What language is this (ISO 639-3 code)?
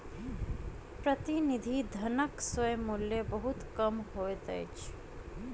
mai